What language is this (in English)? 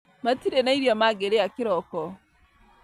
Kikuyu